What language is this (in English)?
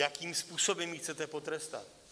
Czech